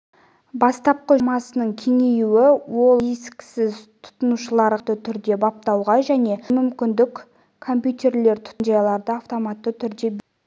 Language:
Kazakh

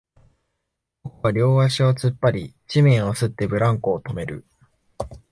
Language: Japanese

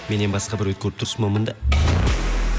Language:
Kazakh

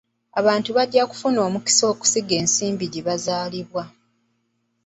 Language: Ganda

